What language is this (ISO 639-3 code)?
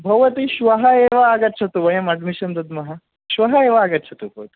san